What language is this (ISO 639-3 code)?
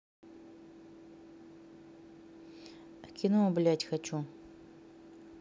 rus